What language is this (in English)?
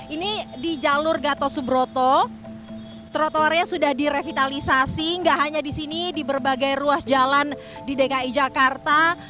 Indonesian